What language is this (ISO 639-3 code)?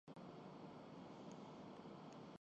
urd